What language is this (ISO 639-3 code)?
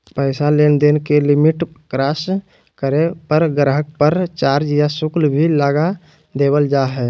mag